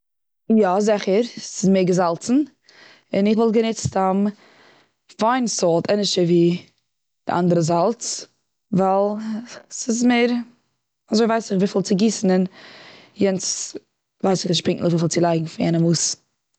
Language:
Yiddish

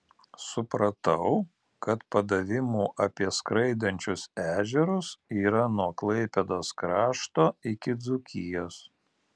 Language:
Lithuanian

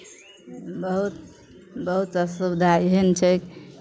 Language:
Maithili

